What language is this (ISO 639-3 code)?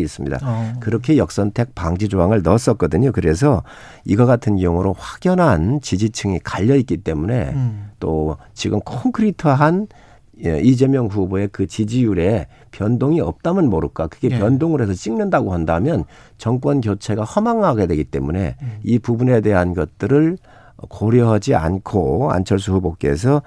kor